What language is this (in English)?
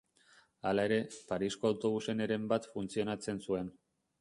Basque